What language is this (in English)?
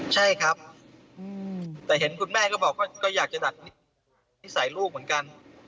Thai